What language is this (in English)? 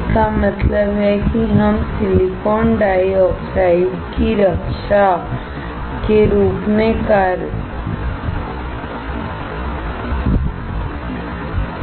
Hindi